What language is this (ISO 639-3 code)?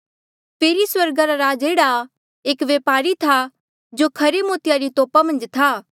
mjl